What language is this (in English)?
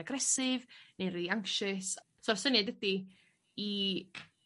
Welsh